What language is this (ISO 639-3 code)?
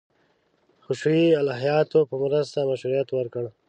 pus